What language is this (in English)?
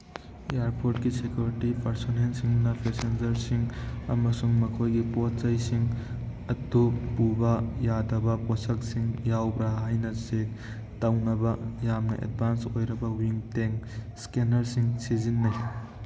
Manipuri